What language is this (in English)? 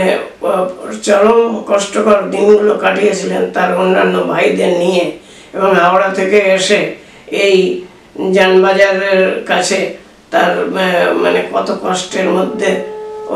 Bangla